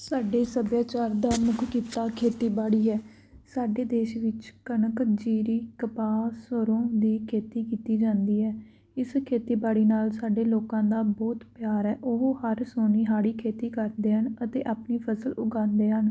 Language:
Punjabi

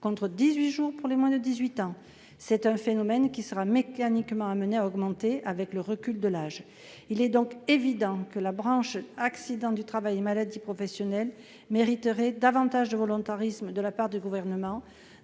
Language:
French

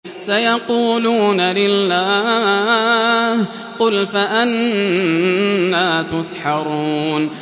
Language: Arabic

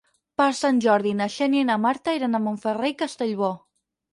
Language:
Catalan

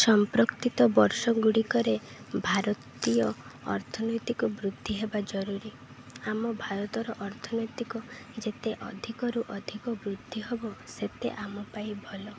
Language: Odia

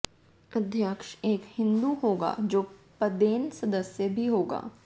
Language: Hindi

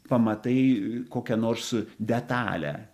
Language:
Lithuanian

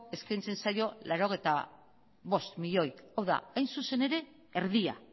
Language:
Basque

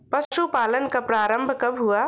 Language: Hindi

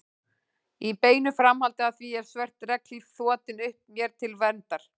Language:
Icelandic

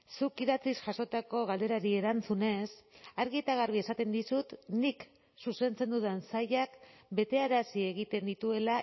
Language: Basque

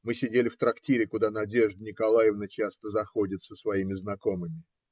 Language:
Russian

